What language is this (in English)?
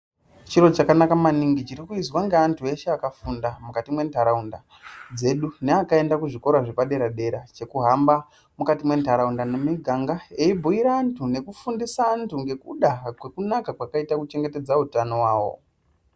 Ndau